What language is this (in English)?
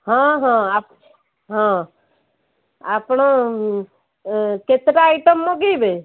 Odia